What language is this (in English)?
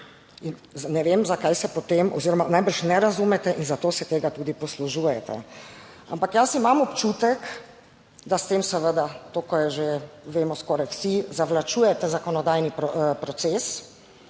Slovenian